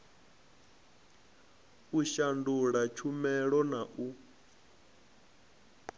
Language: Venda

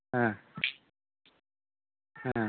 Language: Bangla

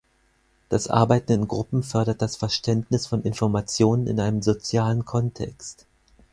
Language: German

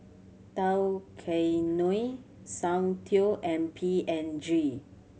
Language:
English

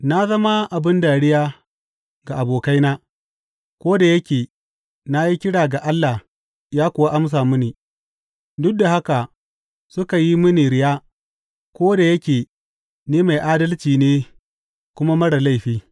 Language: Hausa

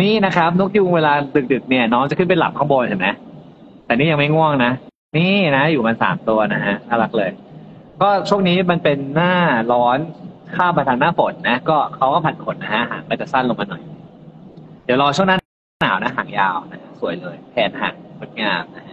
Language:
Thai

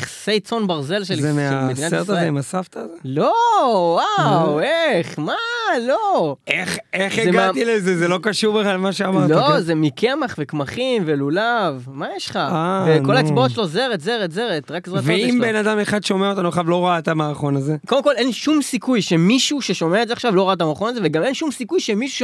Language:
Hebrew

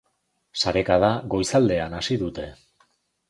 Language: Basque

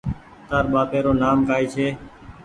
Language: Goaria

